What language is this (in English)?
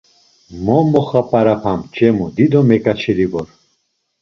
Laz